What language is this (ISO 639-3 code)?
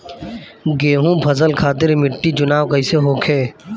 bho